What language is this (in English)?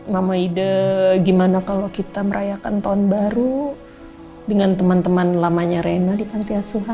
Indonesian